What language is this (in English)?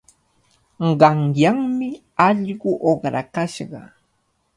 Cajatambo North Lima Quechua